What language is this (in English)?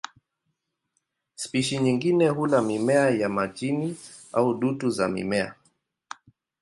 Swahili